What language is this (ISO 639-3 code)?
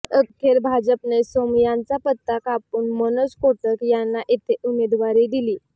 mar